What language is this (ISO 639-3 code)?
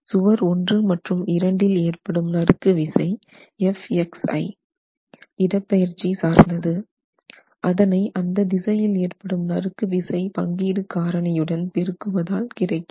tam